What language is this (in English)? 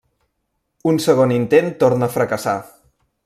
Catalan